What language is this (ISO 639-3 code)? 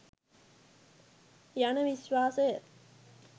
sin